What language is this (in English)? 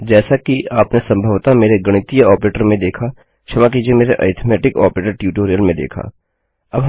Hindi